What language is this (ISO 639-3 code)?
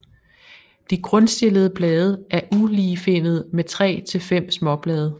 dan